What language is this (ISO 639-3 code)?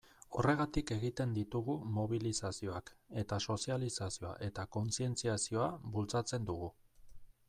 eus